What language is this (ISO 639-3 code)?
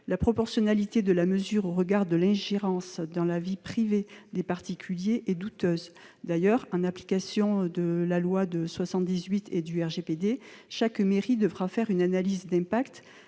fra